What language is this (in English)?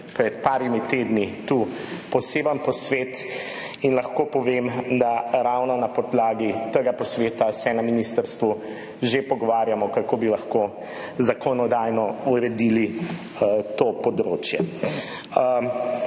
Slovenian